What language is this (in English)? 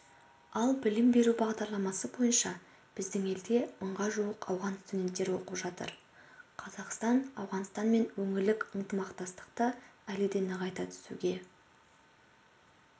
Kazakh